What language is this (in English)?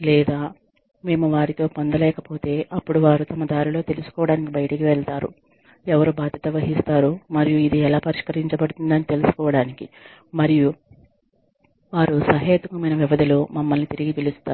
Telugu